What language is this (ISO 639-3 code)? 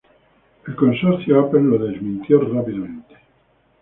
spa